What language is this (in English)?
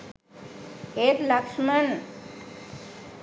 Sinhala